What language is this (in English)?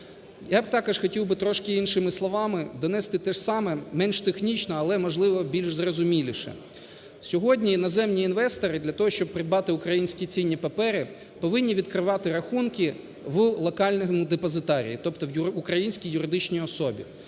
Ukrainian